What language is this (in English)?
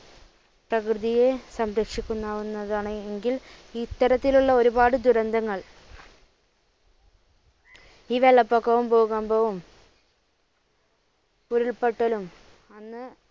Malayalam